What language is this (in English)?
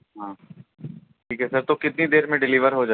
Urdu